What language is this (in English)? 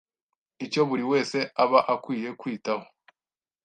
Kinyarwanda